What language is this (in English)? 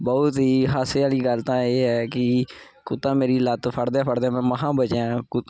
Punjabi